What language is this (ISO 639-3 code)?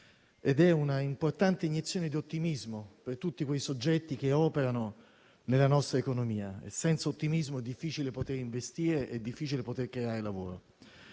ita